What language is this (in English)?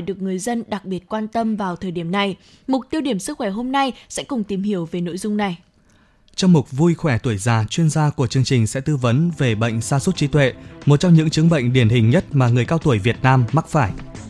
Vietnamese